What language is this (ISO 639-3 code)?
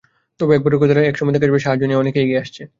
ben